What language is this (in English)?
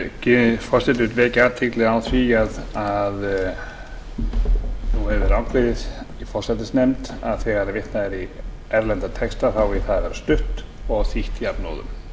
Icelandic